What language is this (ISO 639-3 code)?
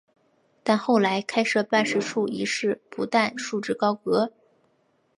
zho